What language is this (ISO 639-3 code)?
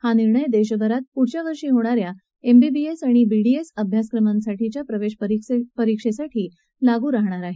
mar